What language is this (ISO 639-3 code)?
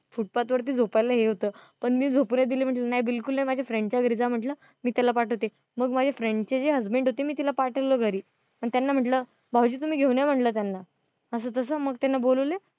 mar